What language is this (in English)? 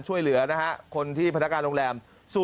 Thai